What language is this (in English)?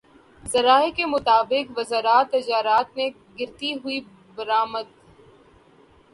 Urdu